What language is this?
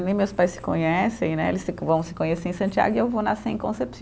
Portuguese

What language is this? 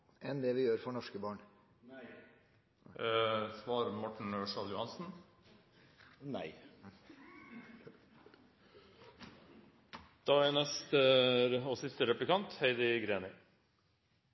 Norwegian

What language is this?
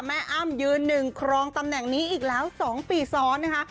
Thai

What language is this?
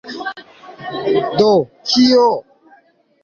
Esperanto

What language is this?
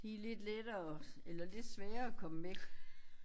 Danish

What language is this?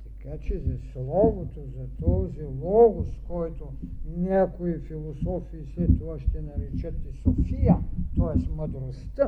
Bulgarian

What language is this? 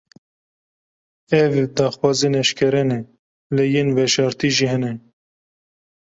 Kurdish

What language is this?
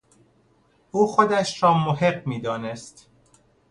Persian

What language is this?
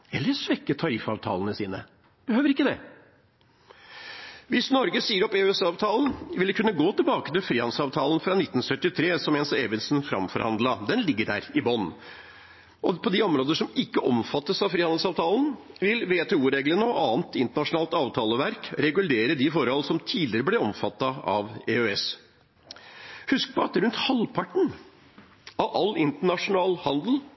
Norwegian Bokmål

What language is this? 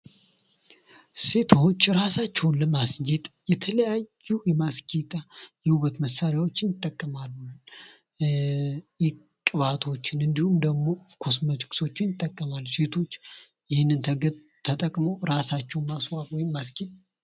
Amharic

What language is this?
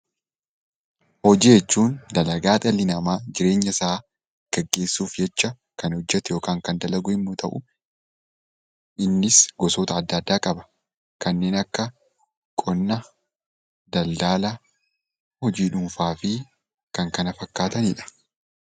Oromo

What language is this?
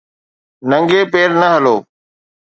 Sindhi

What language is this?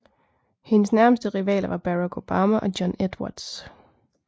Danish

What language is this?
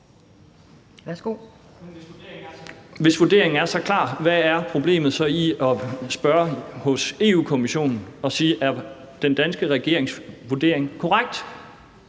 Danish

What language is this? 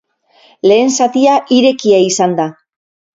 Basque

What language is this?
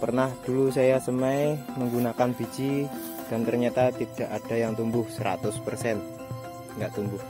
Indonesian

